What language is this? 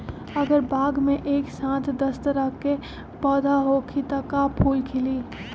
Magahi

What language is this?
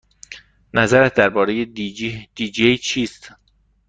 Persian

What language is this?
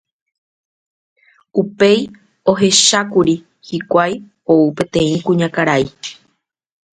Guarani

